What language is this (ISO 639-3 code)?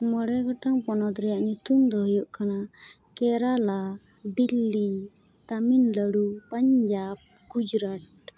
sat